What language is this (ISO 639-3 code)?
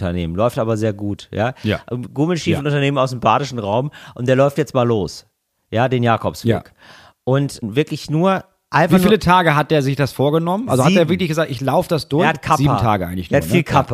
deu